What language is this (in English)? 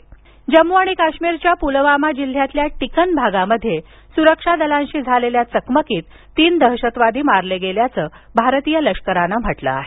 Marathi